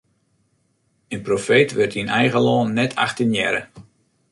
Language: Western Frisian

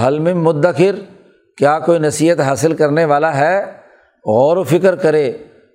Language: Urdu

